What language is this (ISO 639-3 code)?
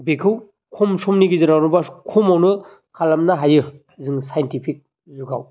brx